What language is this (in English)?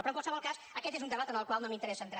Catalan